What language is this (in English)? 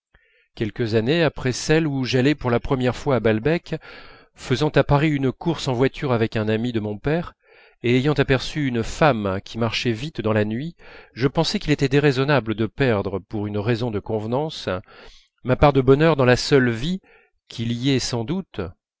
French